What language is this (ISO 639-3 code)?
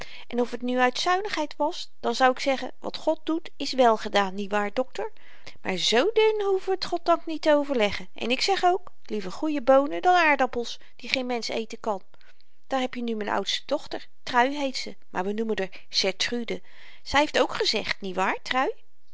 nld